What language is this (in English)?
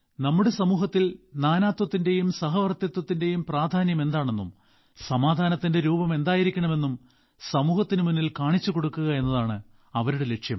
Malayalam